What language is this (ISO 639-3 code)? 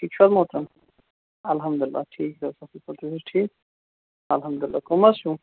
kas